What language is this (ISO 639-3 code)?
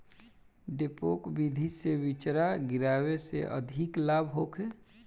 bho